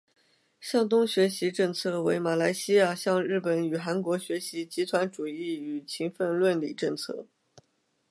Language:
Chinese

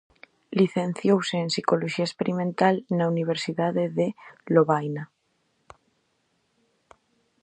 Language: Galician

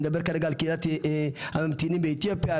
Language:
Hebrew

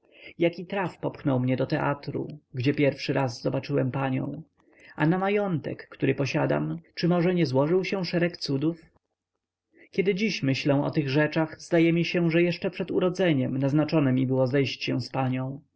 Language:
Polish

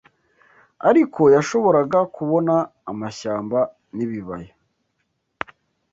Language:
Kinyarwanda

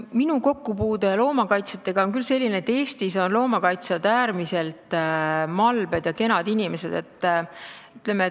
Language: Estonian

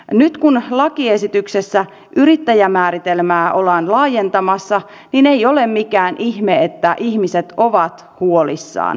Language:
Finnish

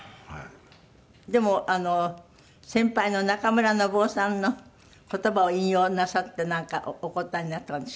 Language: Japanese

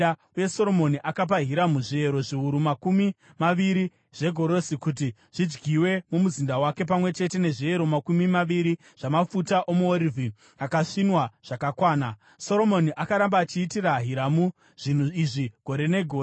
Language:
Shona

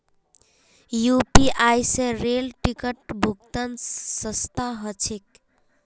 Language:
Magahi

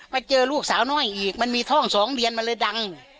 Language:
Thai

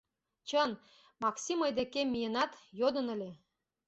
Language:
Mari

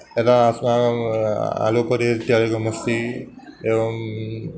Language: Sanskrit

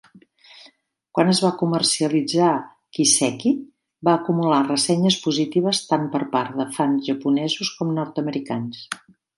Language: Catalan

